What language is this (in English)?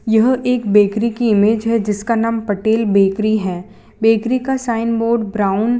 Hindi